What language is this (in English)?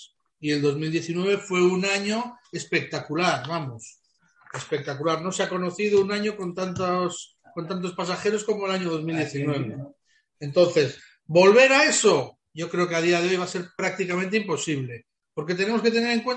Spanish